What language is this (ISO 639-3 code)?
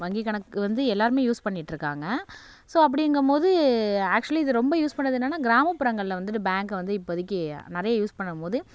tam